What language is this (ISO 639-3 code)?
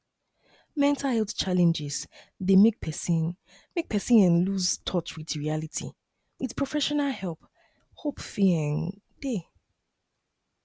pcm